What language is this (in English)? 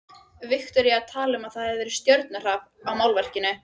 Icelandic